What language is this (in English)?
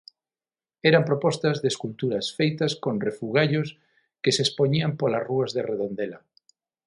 Galician